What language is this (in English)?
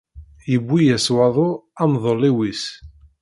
Kabyle